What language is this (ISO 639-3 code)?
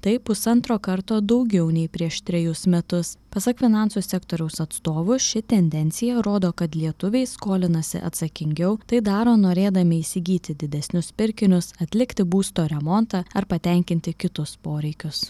lit